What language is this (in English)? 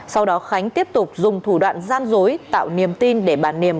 Vietnamese